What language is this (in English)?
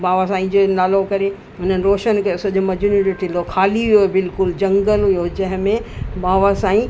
Sindhi